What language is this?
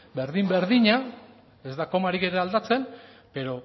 Basque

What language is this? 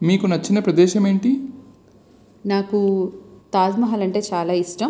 Telugu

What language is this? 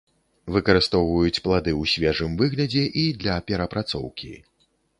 Belarusian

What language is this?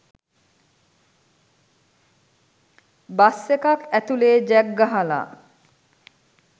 Sinhala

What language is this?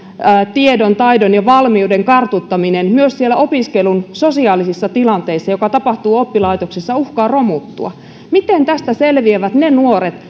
Finnish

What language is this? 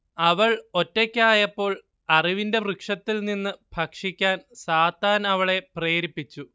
Malayalam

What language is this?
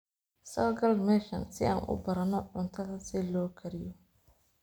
Somali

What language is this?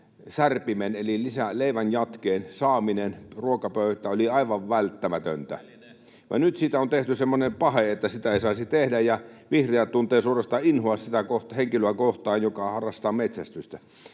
Finnish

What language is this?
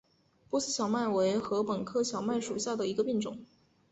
Chinese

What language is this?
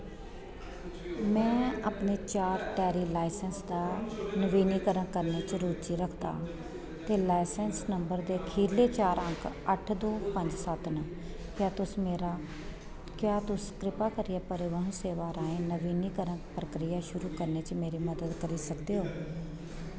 Dogri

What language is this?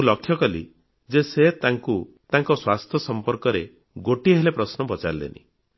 Odia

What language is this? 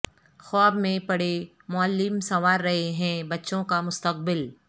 Urdu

